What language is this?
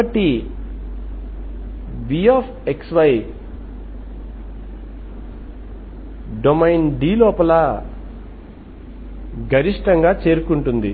Telugu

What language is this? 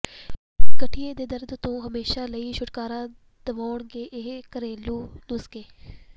Punjabi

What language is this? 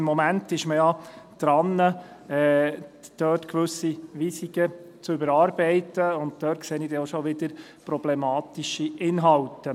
Swiss German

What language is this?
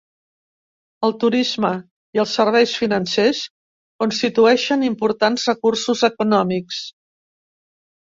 Catalan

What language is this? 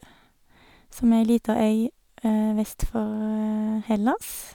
Norwegian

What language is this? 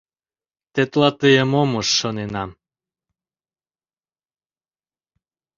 Mari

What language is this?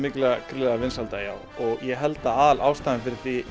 Icelandic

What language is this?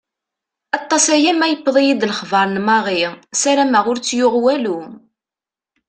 Kabyle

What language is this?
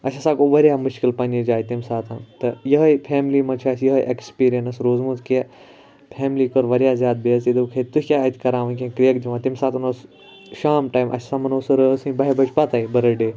Kashmiri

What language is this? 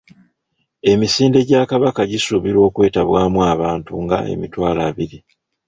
Ganda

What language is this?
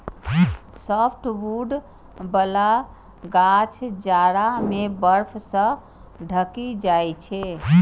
Maithili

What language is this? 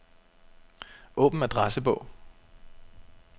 Danish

